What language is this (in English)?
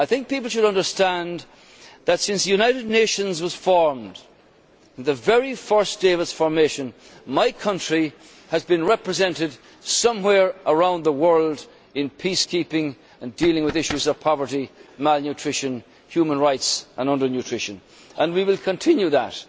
English